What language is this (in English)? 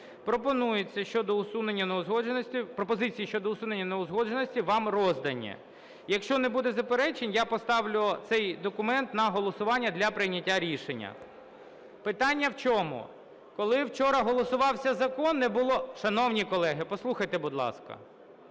Ukrainian